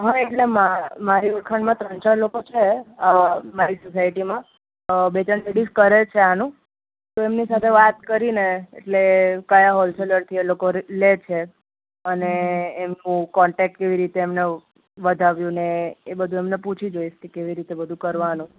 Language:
Gujarati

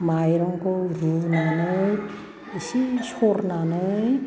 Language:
Bodo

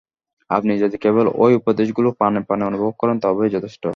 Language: Bangla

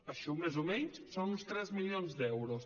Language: Catalan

